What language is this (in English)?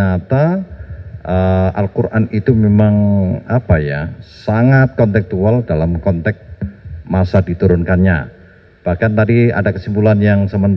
Indonesian